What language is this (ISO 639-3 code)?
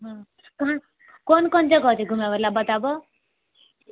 mai